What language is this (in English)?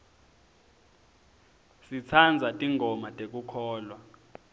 Swati